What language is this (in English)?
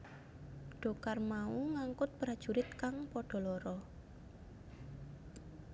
Javanese